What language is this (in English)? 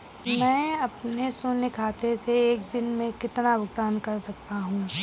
Hindi